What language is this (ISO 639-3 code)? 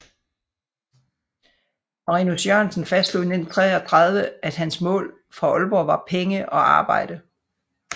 dan